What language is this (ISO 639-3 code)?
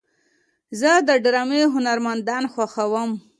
pus